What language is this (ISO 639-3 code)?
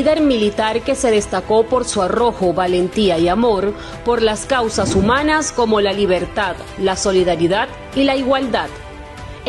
spa